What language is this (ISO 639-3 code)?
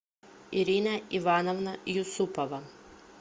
rus